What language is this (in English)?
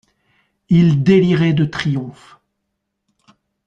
French